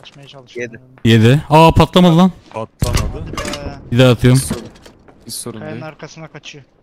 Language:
Turkish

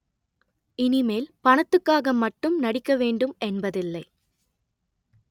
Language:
Tamil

